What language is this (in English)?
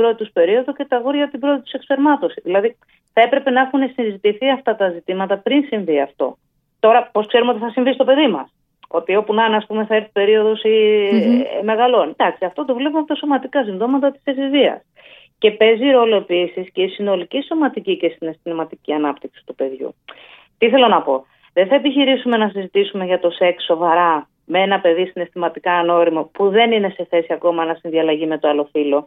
Greek